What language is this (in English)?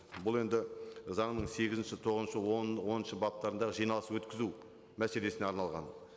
Kazakh